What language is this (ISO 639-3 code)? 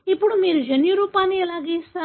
tel